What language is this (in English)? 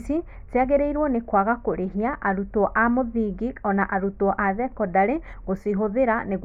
Kikuyu